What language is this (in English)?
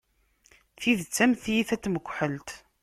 Kabyle